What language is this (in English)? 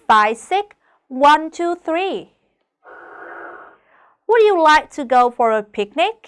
Vietnamese